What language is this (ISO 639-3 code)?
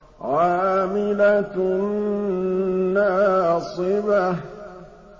ara